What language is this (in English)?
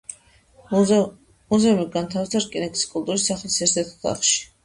Georgian